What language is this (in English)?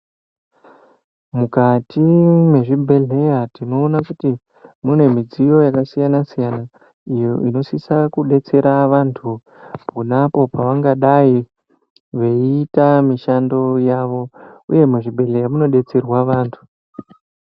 Ndau